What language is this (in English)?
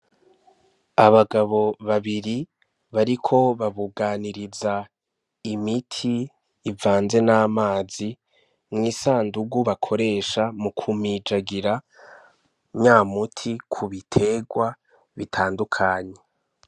Rundi